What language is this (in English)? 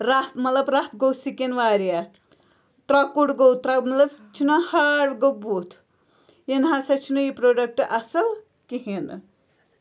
Kashmiri